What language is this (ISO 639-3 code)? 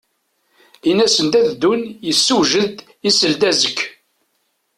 kab